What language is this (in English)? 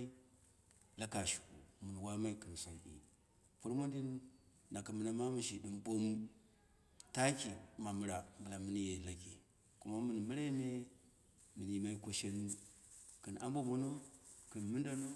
Dera (Nigeria)